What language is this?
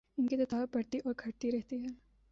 Urdu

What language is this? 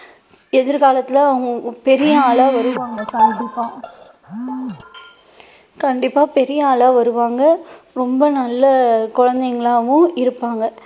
Tamil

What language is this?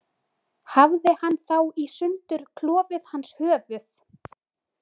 Icelandic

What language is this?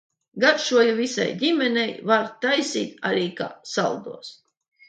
Latvian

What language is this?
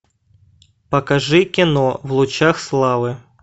Russian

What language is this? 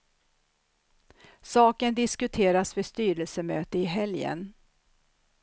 Swedish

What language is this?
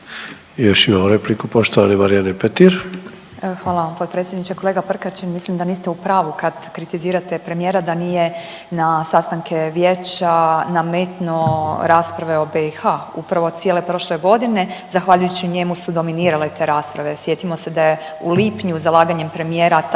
Croatian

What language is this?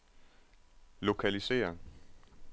Danish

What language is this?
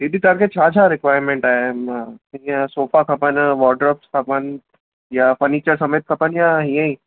Sindhi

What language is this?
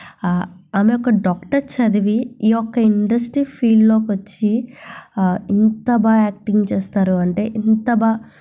Telugu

